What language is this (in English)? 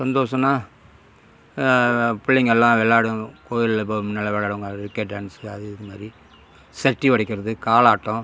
Tamil